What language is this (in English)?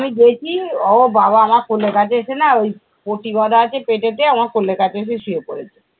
Bangla